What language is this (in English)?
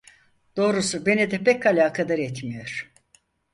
Turkish